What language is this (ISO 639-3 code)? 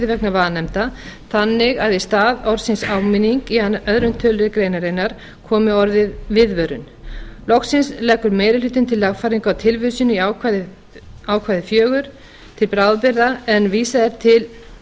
isl